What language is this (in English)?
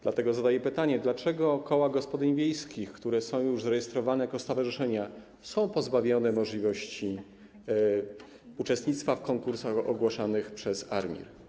Polish